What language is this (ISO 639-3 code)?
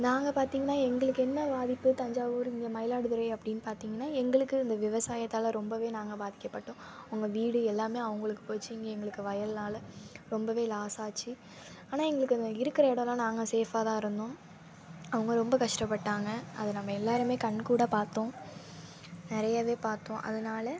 tam